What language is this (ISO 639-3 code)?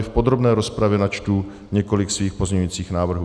ces